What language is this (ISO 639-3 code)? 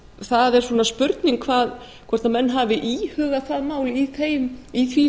isl